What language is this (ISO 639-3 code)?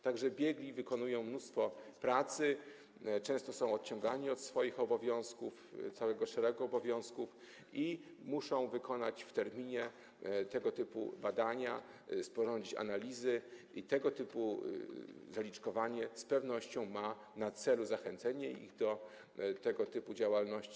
pol